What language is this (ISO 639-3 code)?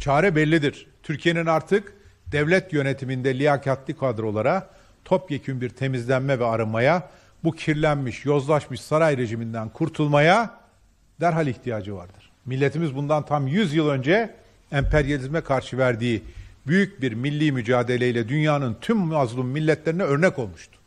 tur